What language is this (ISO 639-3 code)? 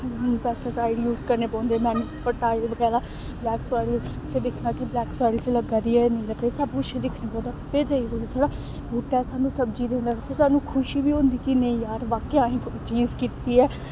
doi